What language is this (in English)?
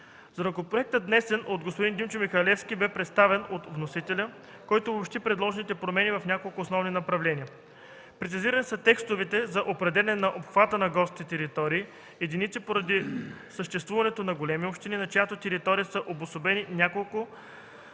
Bulgarian